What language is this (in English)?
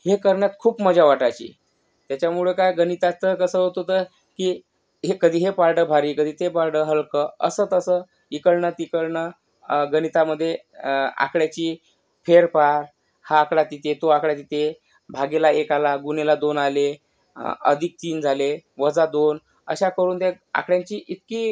Marathi